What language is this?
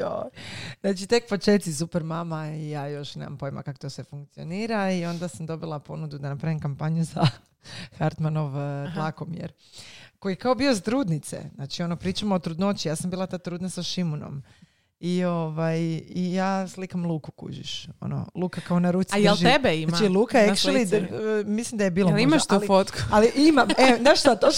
Croatian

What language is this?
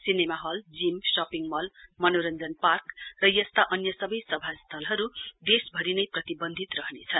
Nepali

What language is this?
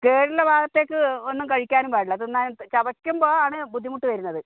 Malayalam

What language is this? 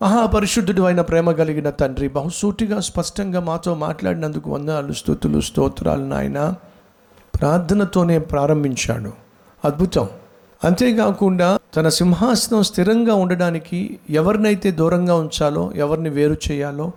Telugu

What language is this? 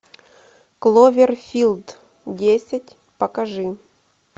Russian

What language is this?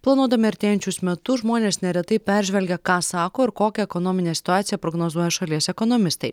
Lithuanian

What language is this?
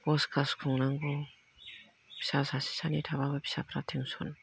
Bodo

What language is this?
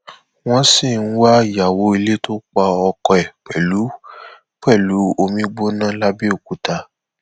Yoruba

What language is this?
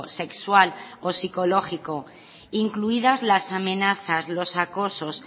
Spanish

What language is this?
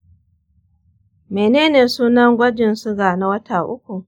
Hausa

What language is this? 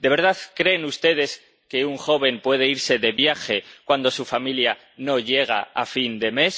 Spanish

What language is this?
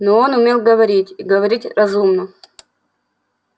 Russian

